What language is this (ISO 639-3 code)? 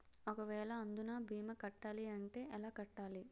tel